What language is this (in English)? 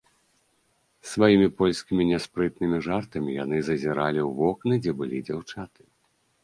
Belarusian